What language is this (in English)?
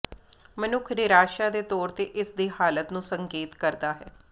Punjabi